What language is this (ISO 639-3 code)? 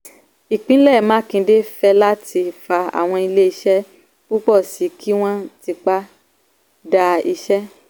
yor